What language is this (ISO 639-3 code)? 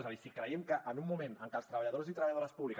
cat